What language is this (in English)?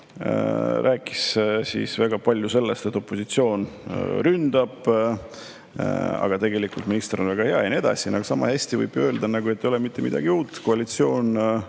Estonian